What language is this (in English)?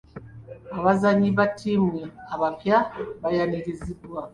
Ganda